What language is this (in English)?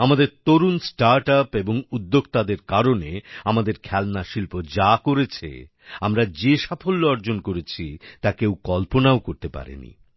Bangla